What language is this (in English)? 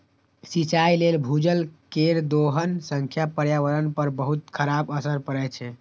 Maithili